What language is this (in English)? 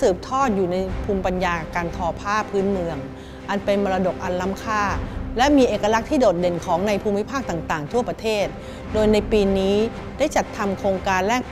Thai